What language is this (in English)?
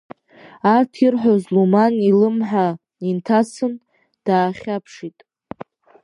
Abkhazian